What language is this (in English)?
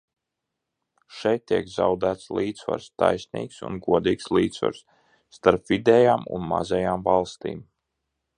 Latvian